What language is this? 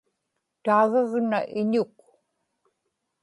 Inupiaq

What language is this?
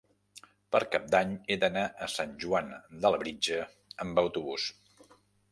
Catalan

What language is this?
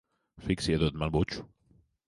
Latvian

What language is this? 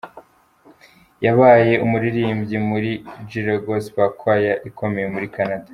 Kinyarwanda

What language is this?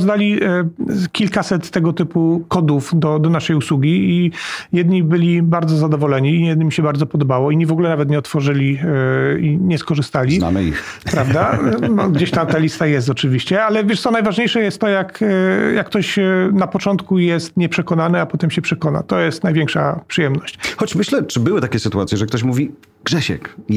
Polish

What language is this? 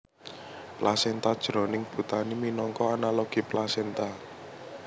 Javanese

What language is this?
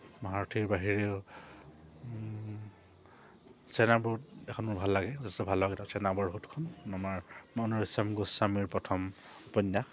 Assamese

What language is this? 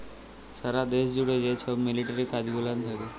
Bangla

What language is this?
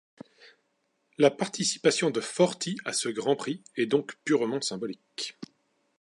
French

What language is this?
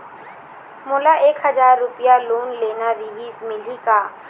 Chhattisgarhi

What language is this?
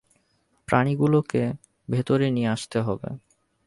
Bangla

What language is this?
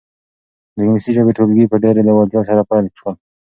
Pashto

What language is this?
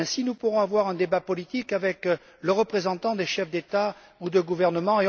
French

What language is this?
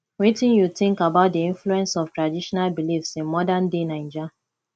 Nigerian Pidgin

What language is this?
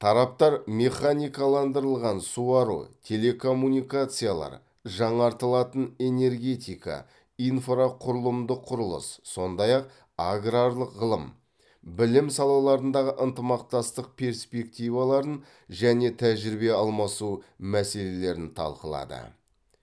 Kazakh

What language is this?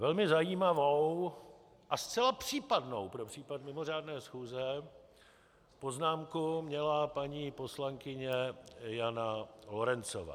Czech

